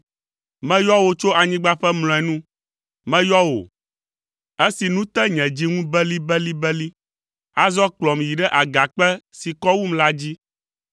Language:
Ewe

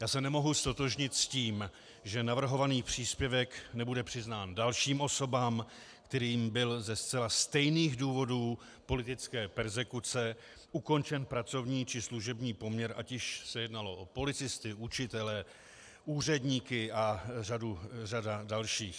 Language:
Czech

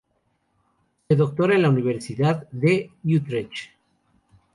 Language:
Spanish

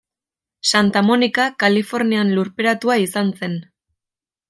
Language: Basque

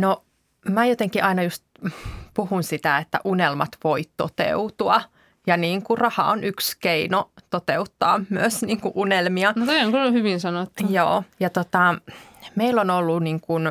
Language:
Finnish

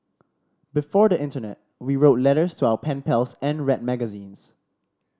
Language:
English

